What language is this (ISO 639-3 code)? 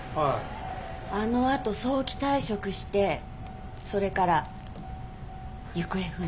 jpn